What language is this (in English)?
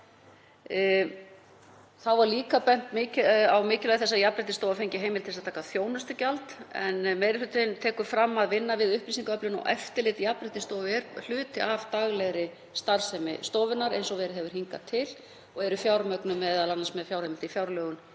Icelandic